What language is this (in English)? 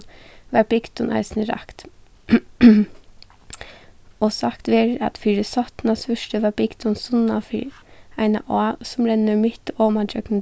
Faroese